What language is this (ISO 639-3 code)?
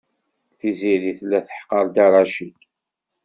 kab